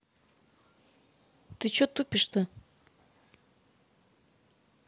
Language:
Russian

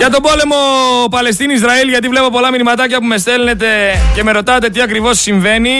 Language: Greek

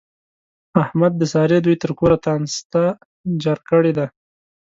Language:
Pashto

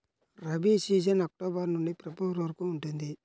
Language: Telugu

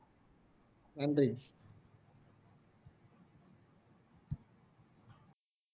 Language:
Tamil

